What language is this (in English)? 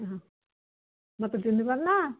Odia